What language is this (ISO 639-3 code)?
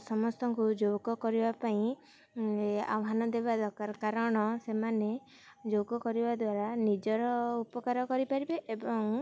ori